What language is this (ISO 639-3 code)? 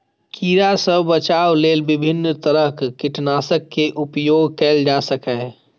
mai